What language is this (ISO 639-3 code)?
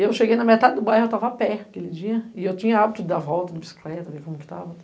por